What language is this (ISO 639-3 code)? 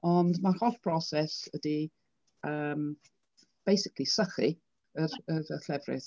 cym